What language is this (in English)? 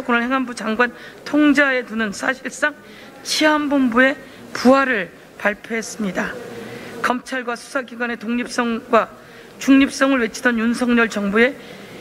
Korean